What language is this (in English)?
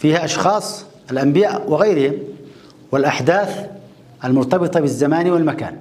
Arabic